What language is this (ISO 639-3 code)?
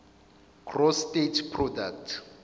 zul